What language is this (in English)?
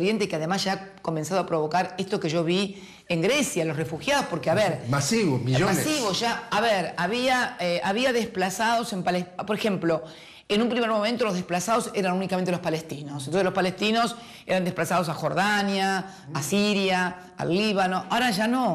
Spanish